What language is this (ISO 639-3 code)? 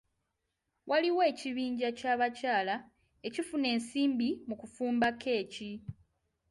lug